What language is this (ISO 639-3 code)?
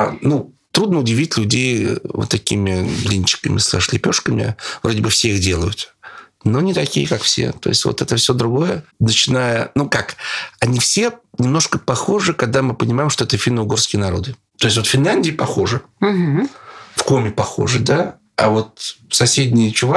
rus